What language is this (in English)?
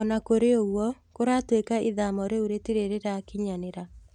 Kikuyu